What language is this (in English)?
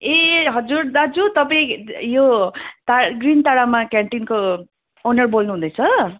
Nepali